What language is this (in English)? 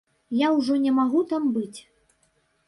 Belarusian